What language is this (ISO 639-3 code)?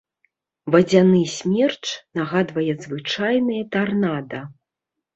bel